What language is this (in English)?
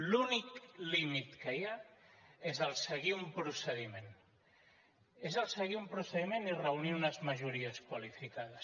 Catalan